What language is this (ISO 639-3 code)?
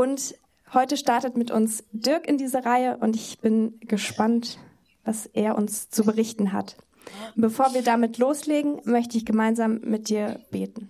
deu